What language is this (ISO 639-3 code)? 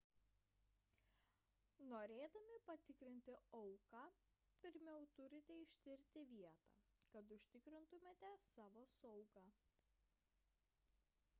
lit